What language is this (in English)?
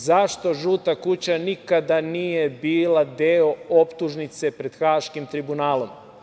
Serbian